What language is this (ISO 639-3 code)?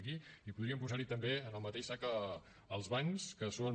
cat